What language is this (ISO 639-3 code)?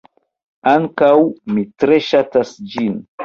epo